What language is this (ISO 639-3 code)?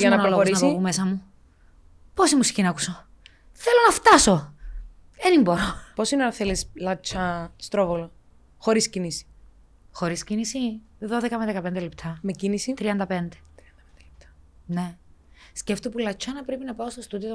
ell